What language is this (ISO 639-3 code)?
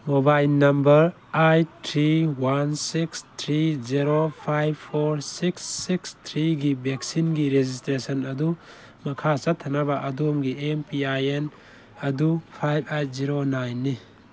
mni